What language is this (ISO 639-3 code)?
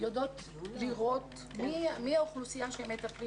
heb